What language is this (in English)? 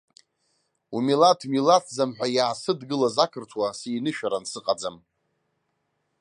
Abkhazian